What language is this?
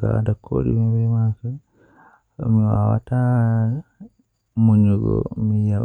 Western Niger Fulfulde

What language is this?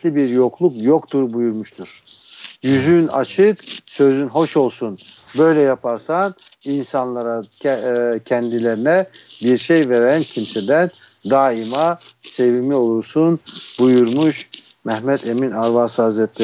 Turkish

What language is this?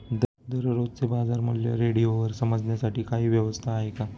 Marathi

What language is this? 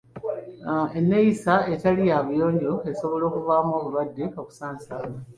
Ganda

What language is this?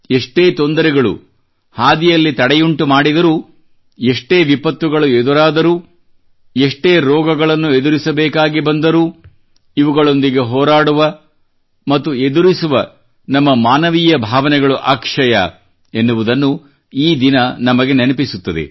Kannada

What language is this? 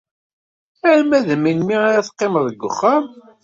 Kabyle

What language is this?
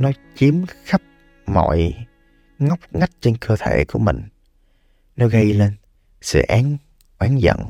Vietnamese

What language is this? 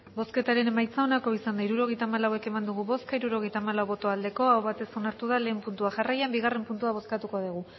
Basque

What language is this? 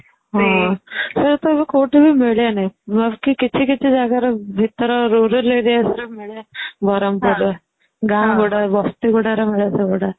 Odia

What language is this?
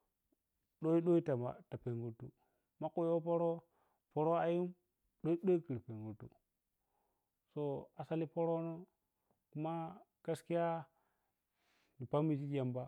Piya-Kwonci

